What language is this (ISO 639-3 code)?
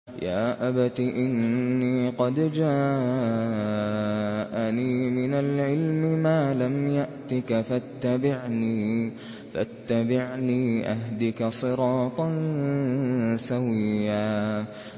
ara